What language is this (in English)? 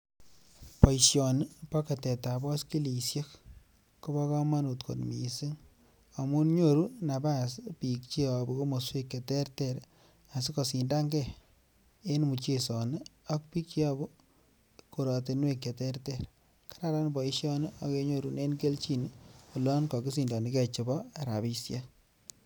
Kalenjin